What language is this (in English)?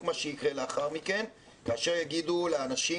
Hebrew